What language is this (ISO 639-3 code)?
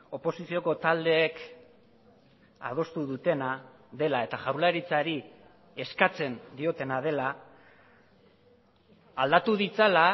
eus